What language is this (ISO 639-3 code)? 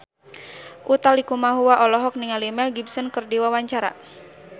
sun